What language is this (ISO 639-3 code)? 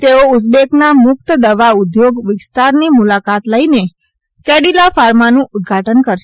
guj